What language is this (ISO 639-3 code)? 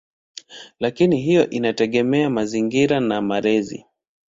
swa